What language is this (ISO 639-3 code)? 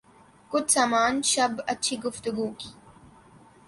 urd